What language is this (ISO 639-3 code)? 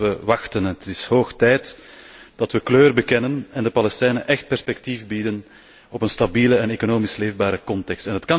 nld